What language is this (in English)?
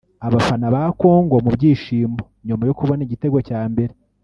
Kinyarwanda